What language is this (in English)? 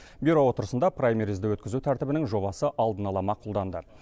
Kazakh